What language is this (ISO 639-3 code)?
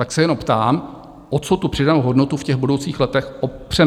ces